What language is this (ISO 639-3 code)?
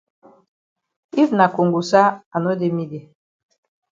wes